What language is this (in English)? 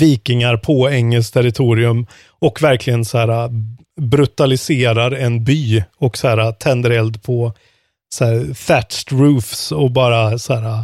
Swedish